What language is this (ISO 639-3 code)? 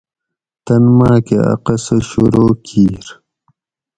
gwc